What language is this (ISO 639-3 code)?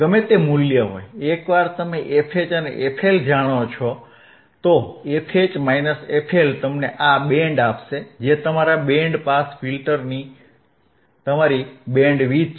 guj